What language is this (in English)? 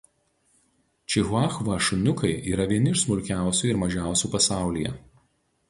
Lithuanian